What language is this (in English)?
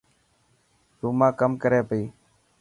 Dhatki